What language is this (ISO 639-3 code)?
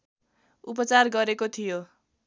nep